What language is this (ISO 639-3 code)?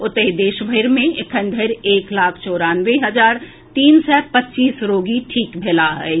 mai